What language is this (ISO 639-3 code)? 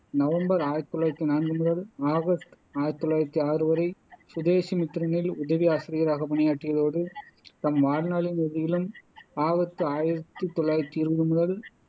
tam